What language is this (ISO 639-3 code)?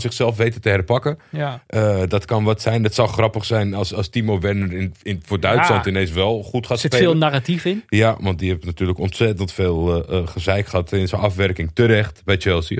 nld